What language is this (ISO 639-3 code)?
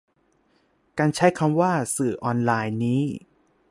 tha